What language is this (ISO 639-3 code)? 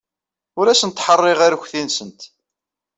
kab